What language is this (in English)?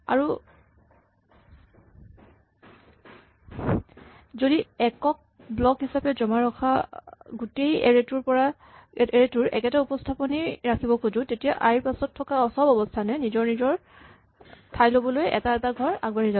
Assamese